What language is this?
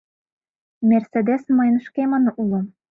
Mari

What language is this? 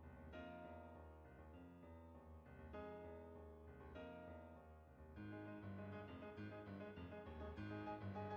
French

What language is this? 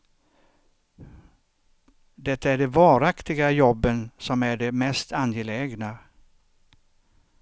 Swedish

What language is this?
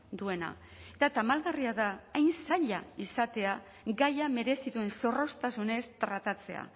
Basque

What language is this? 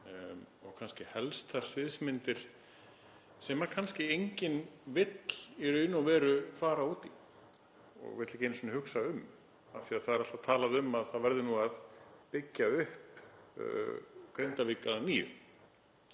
Icelandic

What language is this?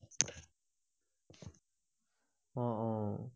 Assamese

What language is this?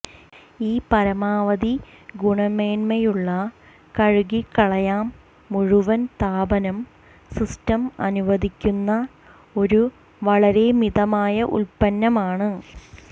Malayalam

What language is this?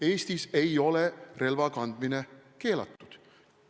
Estonian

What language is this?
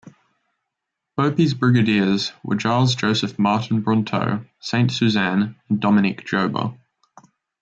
English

